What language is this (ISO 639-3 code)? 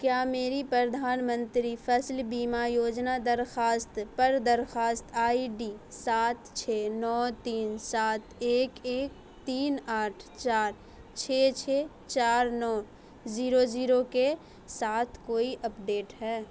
urd